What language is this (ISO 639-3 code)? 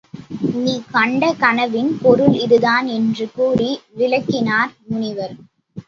tam